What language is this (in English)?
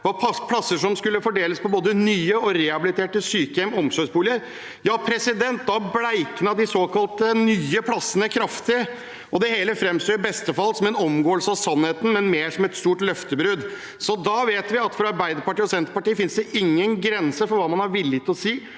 Norwegian